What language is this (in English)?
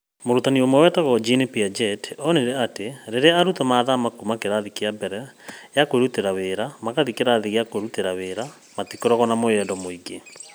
Kikuyu